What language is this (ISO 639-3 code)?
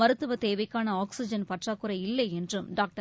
tam